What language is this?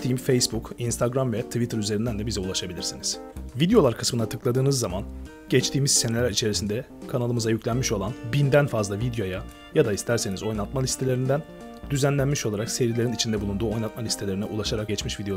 Turkish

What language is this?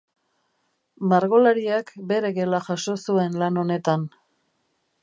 Basque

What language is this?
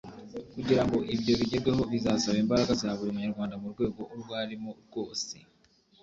Kinyarwanda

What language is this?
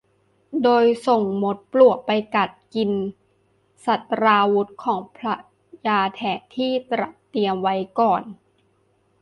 Thai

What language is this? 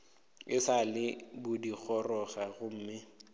Northern Sotho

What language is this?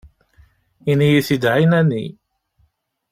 Kabyle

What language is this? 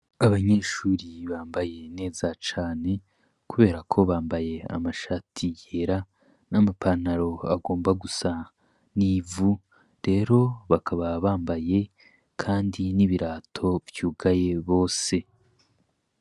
Rundi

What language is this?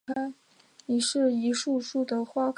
Chinese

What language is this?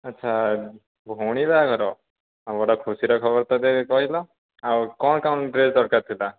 Odia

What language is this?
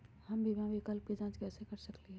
Magahi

